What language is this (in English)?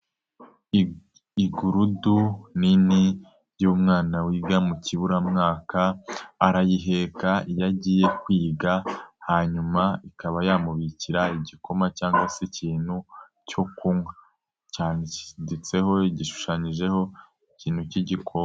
Kinyarwanda